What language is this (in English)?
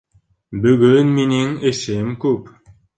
Bashkir